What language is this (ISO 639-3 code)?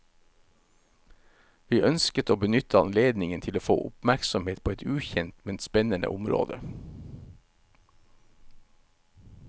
nor